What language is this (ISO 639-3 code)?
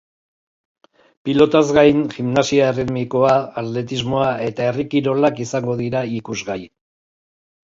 eus